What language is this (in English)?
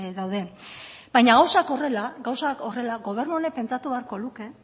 Basque